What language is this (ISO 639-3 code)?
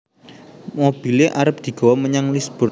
jav